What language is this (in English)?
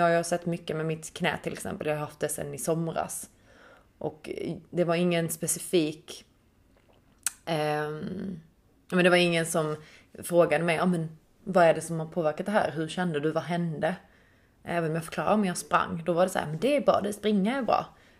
Swedish